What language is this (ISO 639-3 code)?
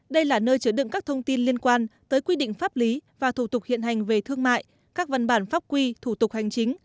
vie